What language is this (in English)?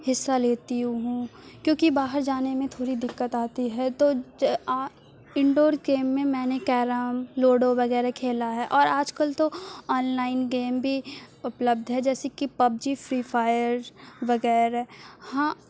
Urdu